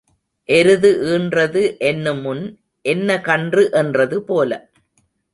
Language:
Tamil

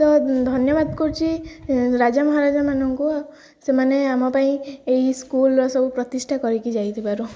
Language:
Odia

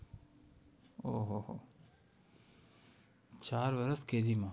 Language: Gujarati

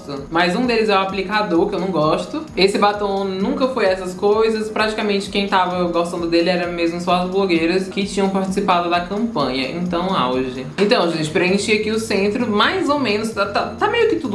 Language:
Portuguese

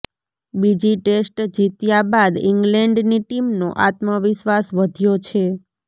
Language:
Gujarati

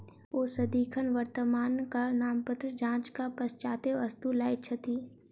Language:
Maithili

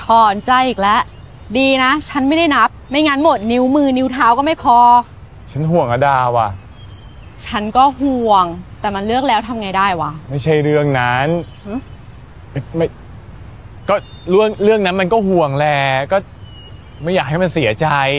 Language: Thai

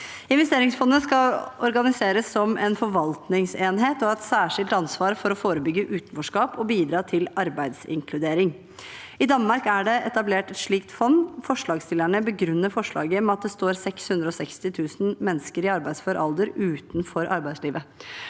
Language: Norwegian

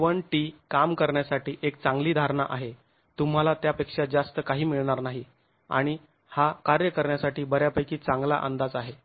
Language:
Marathi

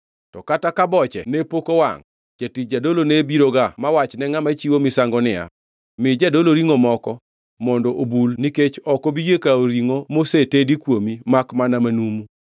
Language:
Luo (Kenya and Tanzania)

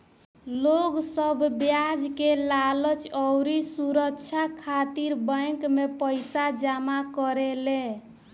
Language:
Bhojpuri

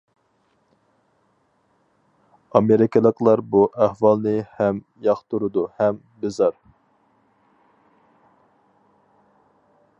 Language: Uyghur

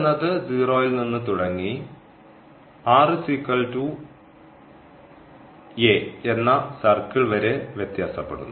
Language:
Malayalam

